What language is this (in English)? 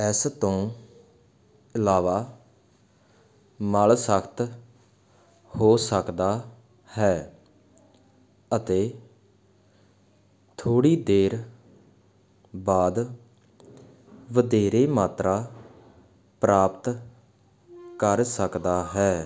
Punjabi